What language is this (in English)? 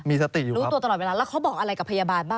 Thai